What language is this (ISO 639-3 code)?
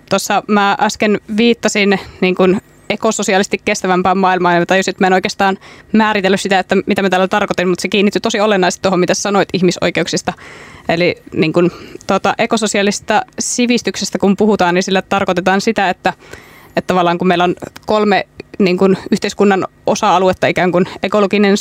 fin